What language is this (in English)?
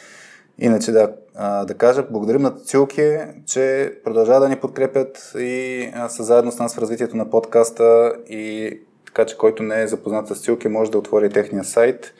Bulgarian